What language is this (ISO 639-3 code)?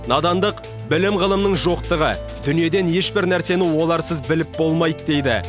kaz